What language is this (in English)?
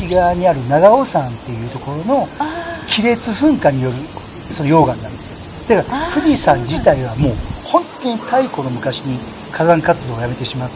Japanese